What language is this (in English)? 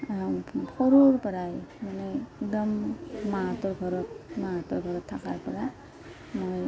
Assamese